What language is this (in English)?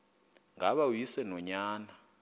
Xhosa